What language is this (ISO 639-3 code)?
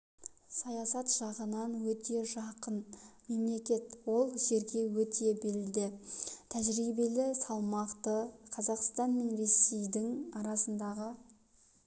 kaz